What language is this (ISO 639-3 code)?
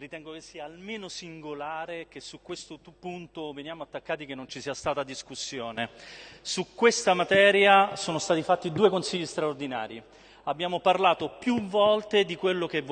ita